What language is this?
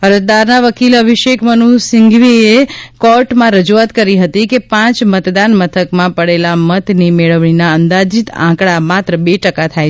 Gujarati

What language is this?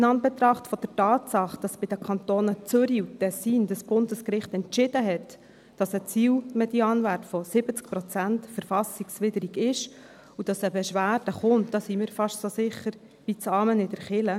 Swiss German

